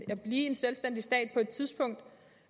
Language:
Danish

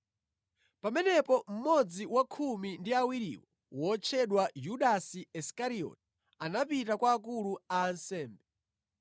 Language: Nyanja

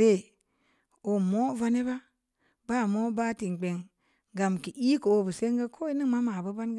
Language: Samba Leko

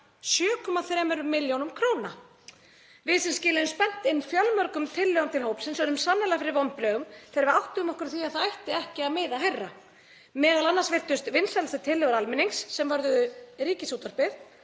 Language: Icelandic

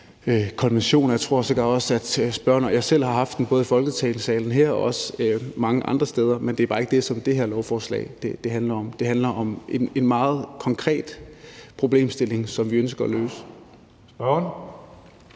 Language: Danish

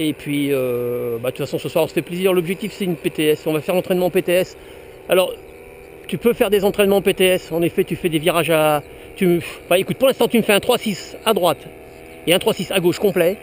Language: French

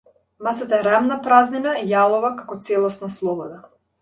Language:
Macedonian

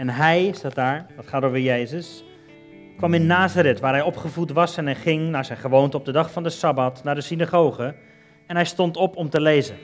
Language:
Dutch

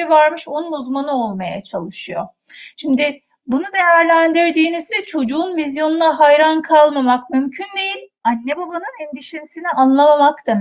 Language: Turkish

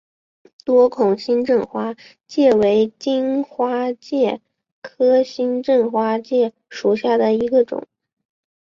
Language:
Chinese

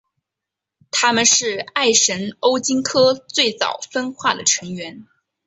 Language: Chinese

